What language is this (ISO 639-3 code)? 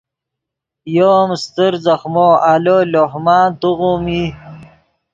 ydg